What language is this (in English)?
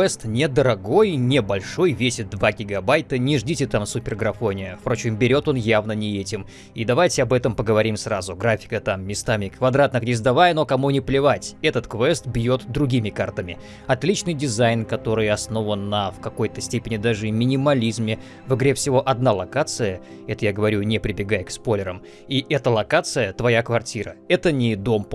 Russian